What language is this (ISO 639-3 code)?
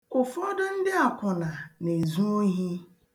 ibo